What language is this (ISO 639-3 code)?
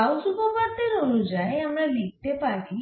ben